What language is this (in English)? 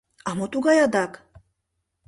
Mari